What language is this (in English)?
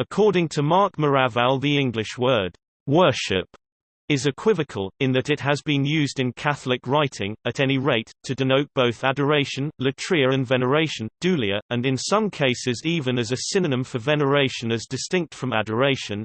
English